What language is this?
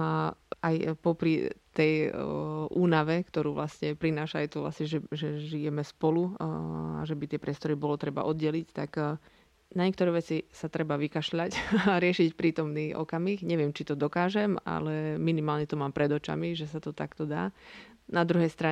Slovak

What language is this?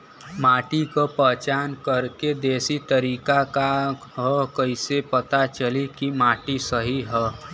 Bhojpuri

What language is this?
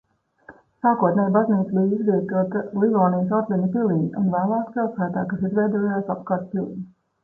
Latvian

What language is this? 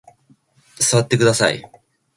Japanese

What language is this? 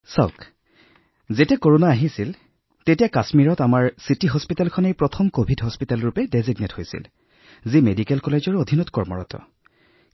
Assamese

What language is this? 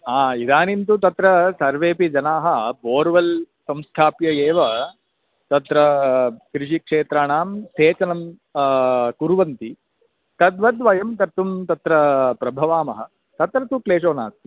Sanskrit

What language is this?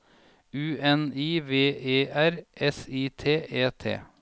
Norwegian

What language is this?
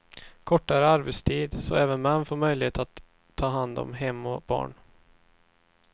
Swedish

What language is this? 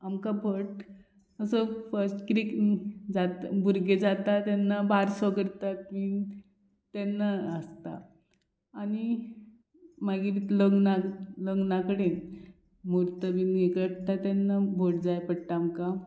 Konkani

